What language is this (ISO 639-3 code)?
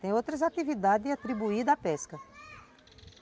por